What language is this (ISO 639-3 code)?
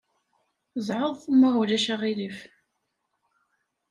kab